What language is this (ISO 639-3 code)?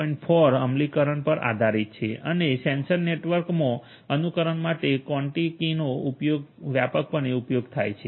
guj